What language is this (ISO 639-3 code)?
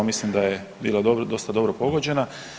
hrv